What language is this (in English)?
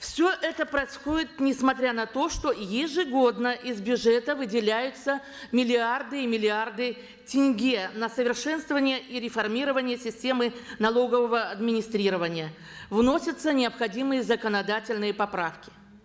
Kazakh